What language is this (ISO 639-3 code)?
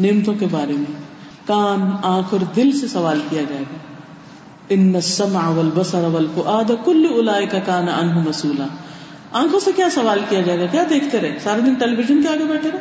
urd